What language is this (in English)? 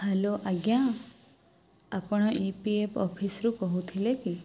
Odia